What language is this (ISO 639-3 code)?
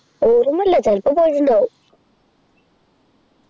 mal